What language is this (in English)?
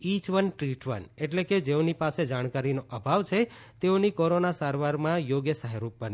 Gujarati